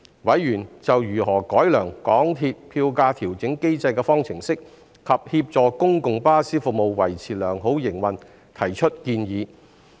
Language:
Cantonese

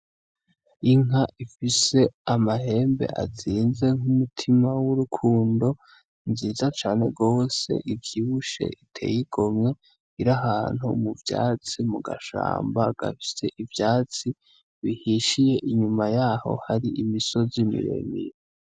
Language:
Rundi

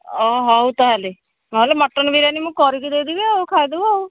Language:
Odia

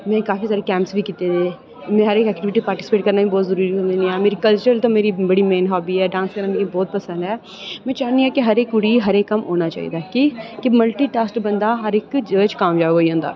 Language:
Dogri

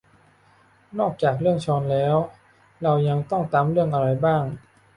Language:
Thai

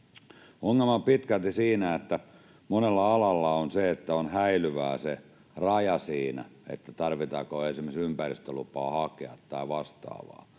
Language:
Finnish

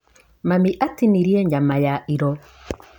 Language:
Kikuyu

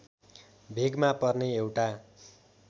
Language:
Nepali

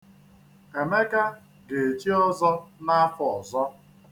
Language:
Igbo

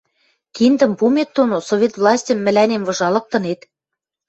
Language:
Western Mari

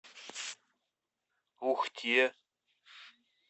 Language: Russian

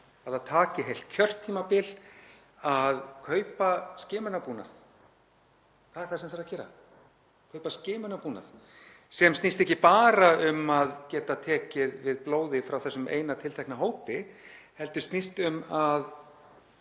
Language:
Icelandic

